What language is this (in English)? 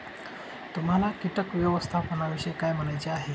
Marathi